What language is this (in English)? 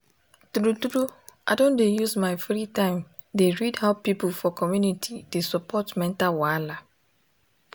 Nigerian Pidgin